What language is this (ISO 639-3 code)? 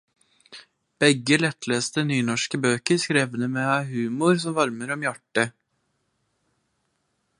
nno